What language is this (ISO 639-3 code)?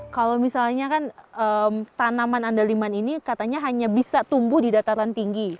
ind